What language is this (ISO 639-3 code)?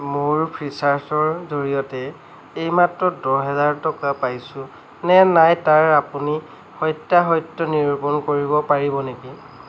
asm